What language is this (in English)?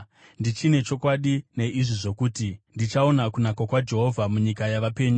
Shona